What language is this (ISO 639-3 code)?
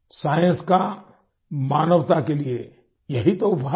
hin